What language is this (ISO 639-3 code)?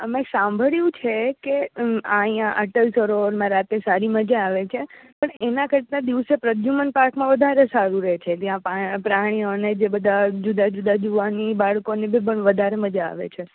guj